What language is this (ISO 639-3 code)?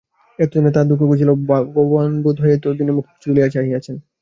ben